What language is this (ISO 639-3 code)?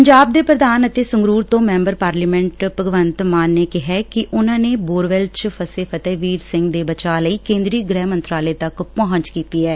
pan